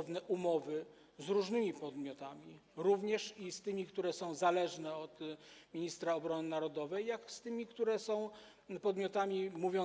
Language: Polish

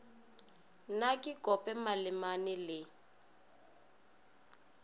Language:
Northern Sotho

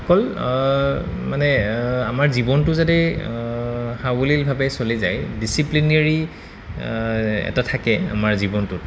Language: Assamese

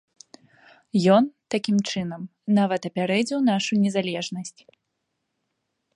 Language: Belarusian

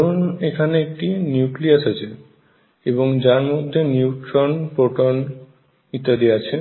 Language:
Bangla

